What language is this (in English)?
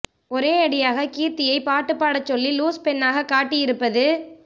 Tamil